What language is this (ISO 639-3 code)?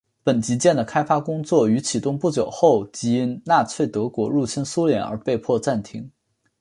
zho